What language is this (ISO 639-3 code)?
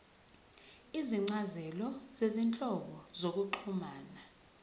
zul